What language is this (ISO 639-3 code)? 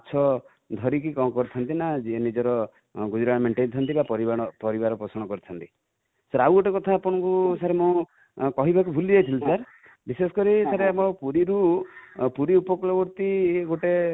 ori